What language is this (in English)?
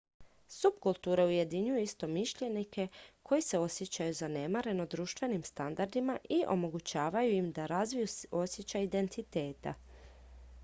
Croatian